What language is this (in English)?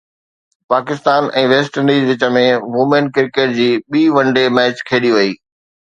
Sindhi